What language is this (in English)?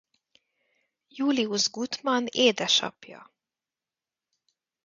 Hungarian